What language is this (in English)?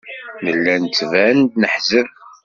Kabyle